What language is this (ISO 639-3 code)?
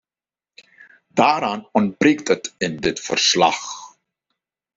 nld